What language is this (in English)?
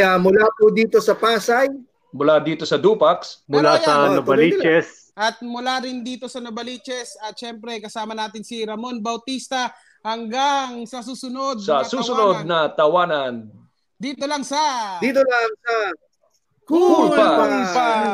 Filipino